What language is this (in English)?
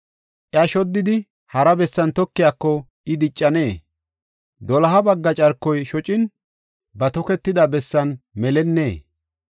Gofa